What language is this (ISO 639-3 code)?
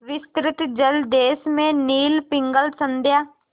hin